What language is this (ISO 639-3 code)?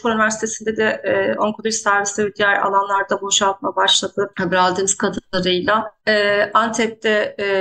tur